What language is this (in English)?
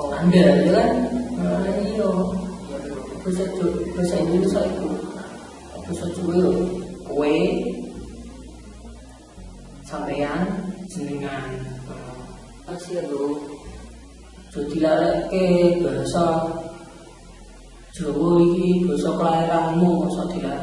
Indonesian